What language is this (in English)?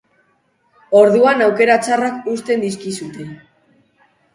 Basque